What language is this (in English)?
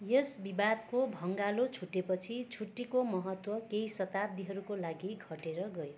Nepali